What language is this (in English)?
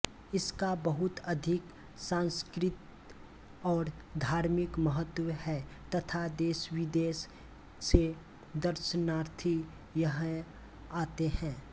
Hindi